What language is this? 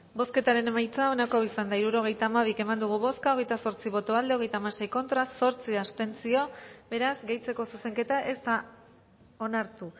Basque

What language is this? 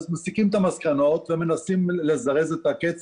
Hebrew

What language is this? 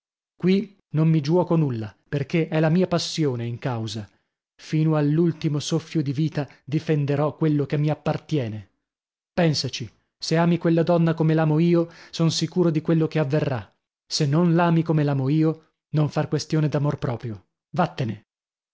Italian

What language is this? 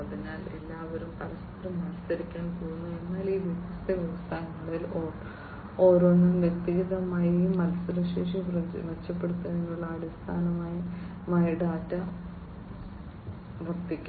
Malayalam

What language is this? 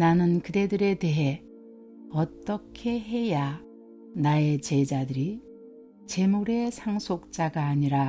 Korean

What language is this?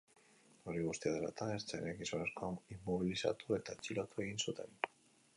Basque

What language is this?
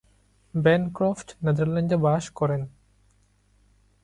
Bangla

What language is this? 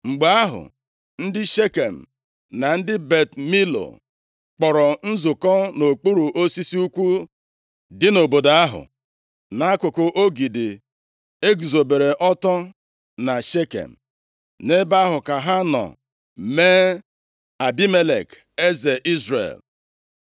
Igbo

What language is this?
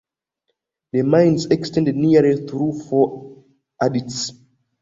English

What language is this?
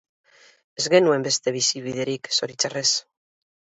Basque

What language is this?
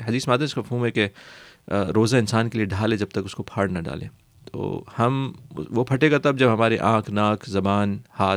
Urdu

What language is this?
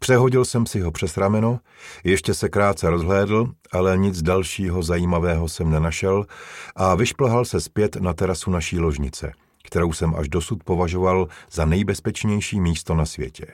Czech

